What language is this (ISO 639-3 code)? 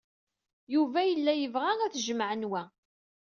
kab